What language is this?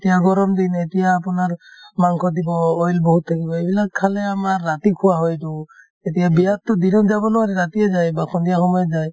Assamese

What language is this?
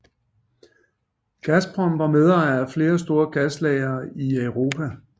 Danish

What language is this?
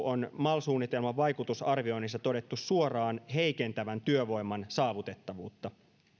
Finnish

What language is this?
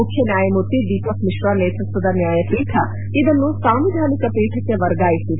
Kannada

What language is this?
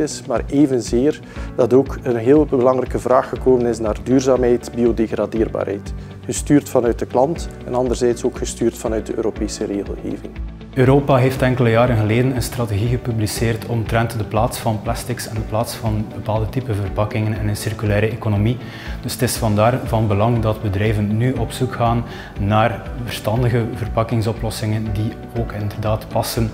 Dutch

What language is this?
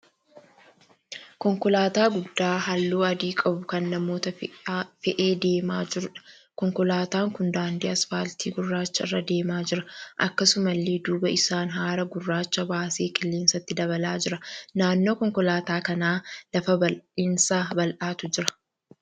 Oromo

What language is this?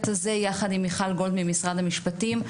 Hebrew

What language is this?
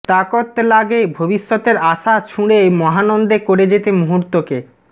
Bangla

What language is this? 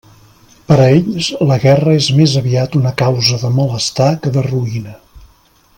Catalan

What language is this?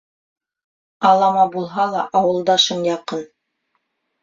Bashkir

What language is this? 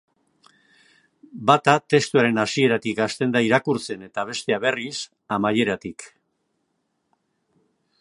Basque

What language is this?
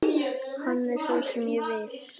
Icelandic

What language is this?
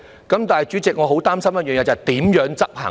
Cantonese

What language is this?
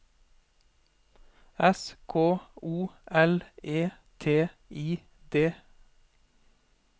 Norwegian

